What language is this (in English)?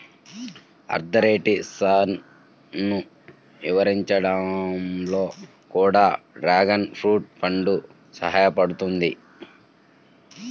Telugu